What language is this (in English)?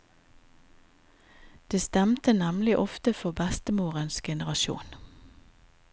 Norwegian